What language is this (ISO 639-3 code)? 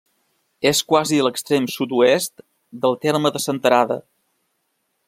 cat